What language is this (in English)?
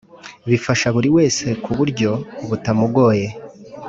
Kinyarwanda